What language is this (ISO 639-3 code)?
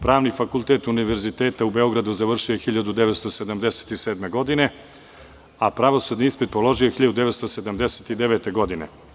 srp